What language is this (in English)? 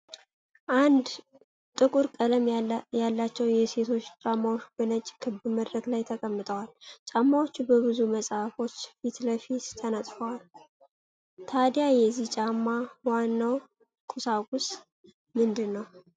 Amharic